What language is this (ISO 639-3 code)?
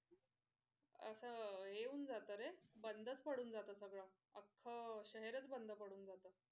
mar